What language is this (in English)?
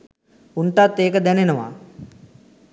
Sinhala